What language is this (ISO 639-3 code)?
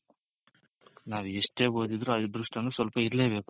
kan